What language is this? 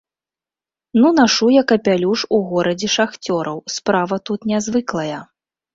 Belarusian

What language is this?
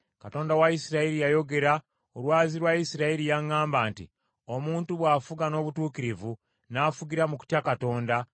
Ganda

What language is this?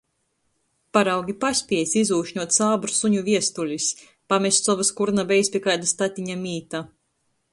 Latgalian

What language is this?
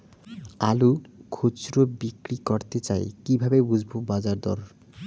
Bangla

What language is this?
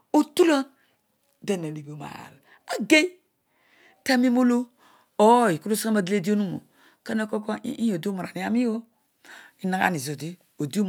Odual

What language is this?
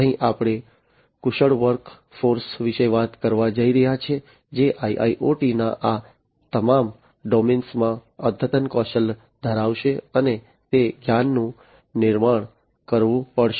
Gujarati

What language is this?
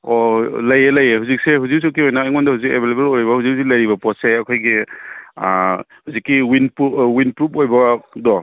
Manipuri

